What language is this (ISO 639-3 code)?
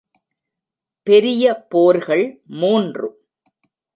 tam